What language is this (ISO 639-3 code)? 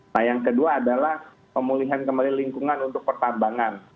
ind